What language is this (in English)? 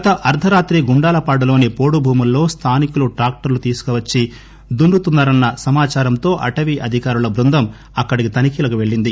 Telugu